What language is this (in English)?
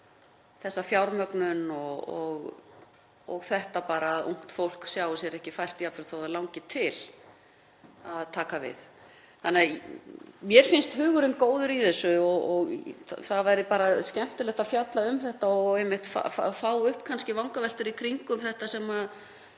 Icelandic